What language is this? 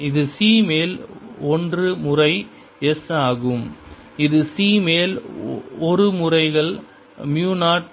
Tamil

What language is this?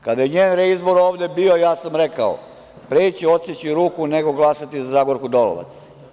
Serbian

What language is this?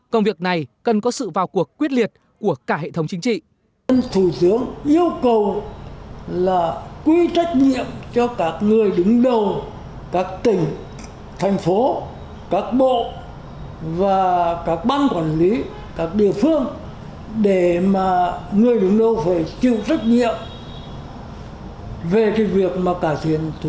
Vietnamese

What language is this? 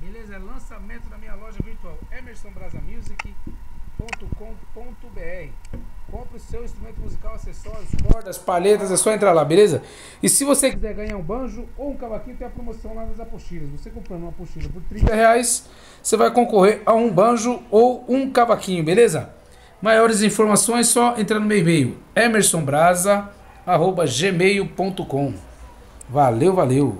Portuguese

